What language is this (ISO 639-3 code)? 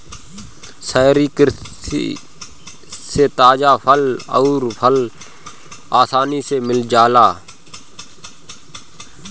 bho